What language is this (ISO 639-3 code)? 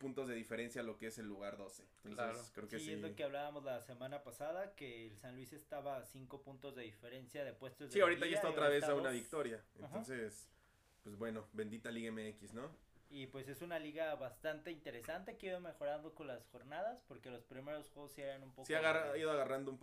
spa